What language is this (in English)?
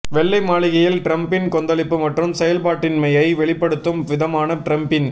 Tamil